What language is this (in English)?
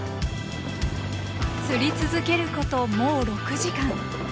Japanese